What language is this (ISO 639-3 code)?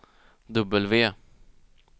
swe